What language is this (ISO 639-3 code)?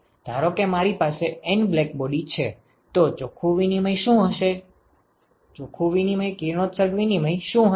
guj